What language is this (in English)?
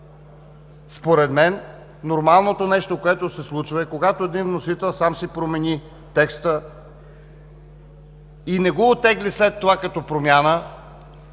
Bulgarian